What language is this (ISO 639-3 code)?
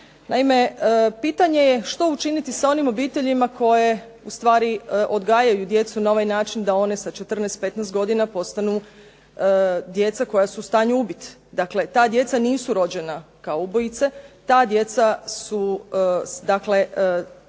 hrv